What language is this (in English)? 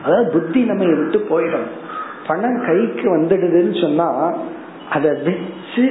Tamil